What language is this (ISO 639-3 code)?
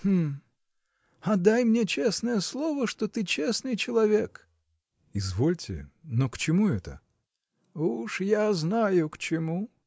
rus